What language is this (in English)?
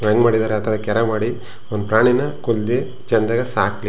Kannada